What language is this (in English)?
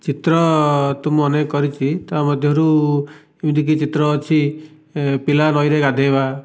Odia